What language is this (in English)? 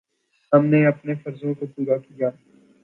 Urdu